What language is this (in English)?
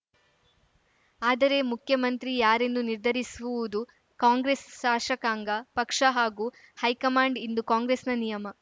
Kannada